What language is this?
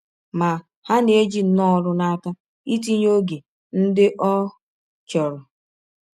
Igbo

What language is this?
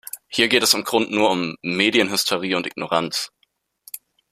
German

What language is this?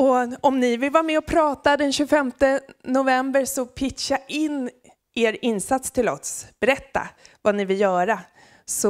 Swedish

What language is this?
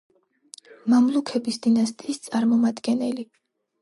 Georgian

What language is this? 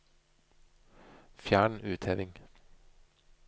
Norwegian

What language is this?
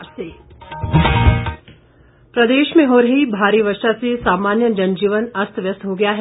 Hindi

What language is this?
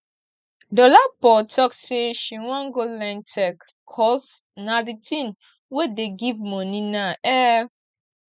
Nigerian Pidgin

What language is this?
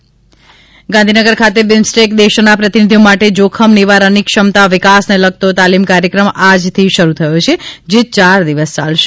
Gujarati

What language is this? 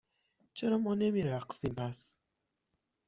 Persian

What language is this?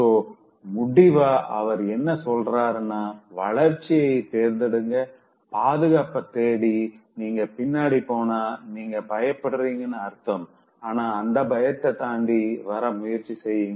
Tamil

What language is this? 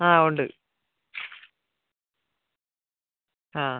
Malayalam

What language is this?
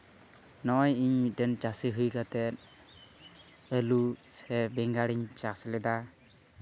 Santali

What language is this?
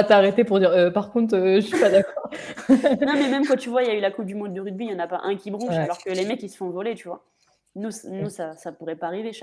French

